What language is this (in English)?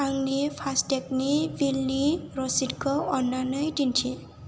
Bodo